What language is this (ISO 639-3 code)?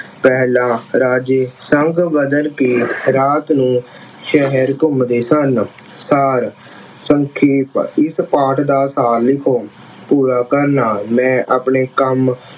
pan